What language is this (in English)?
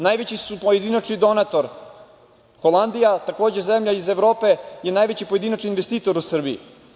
Serbian